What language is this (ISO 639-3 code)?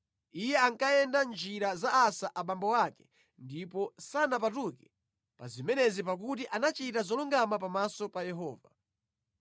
nya